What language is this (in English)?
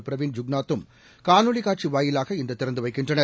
Tamil